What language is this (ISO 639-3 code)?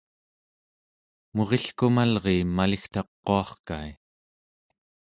esu